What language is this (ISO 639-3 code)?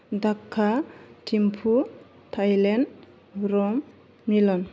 brx